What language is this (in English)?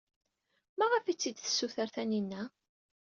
Kabyle